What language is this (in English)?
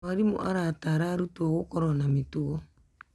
Kikuyu